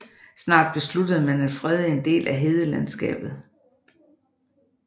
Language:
Danish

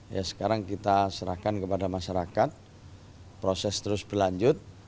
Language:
Indonesian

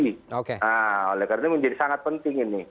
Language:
Indonesian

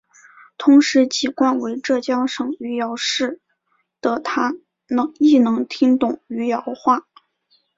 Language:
Chinese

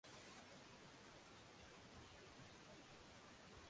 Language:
Swahili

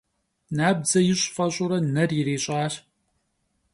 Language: Kabardian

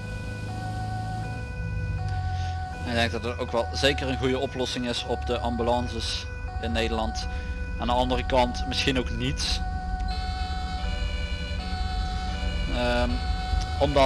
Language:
Dutch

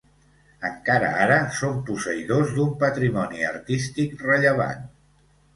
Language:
Catalan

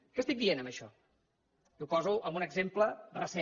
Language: Catalan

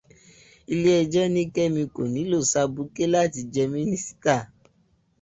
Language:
Yoruba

